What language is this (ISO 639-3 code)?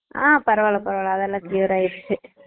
tam